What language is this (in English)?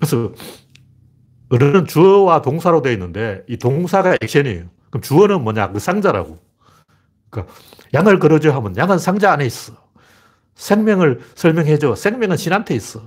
Korean